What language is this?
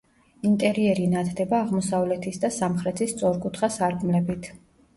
Georgian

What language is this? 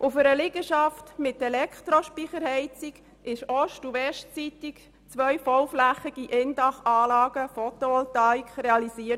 Swiss German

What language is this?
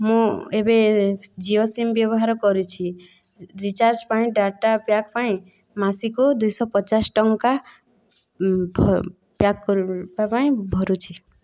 Odia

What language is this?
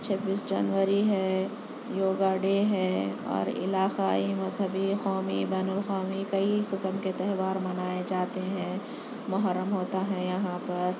Urdu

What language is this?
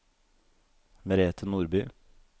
Norwegian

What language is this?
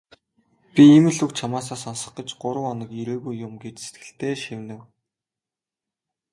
Mongolian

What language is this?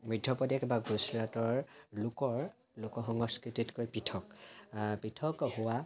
Assamese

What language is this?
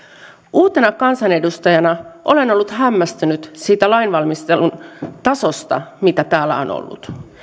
Finnish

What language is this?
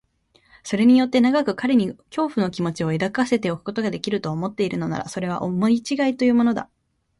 Japanese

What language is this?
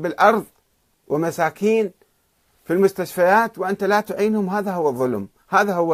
Arabic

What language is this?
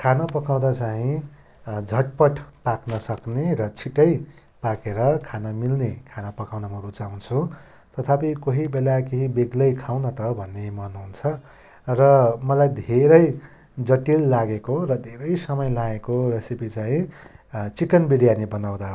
Nepali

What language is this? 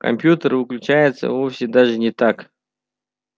Russian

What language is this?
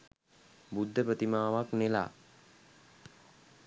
Sinhala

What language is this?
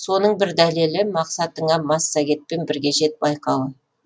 Kazakh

